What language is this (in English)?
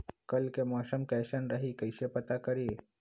Magahi